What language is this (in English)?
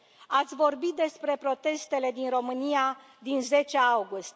Romanian